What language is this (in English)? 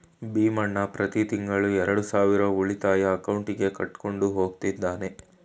Kannada